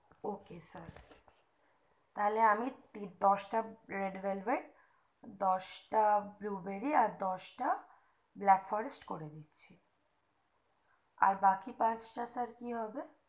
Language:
Bangla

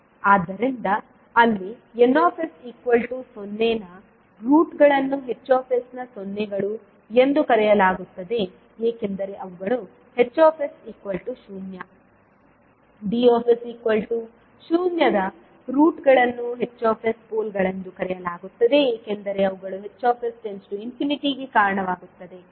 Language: Kannada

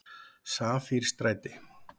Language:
Icelandic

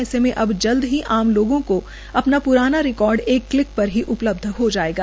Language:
Hindi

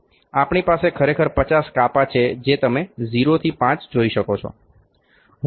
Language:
Gujarati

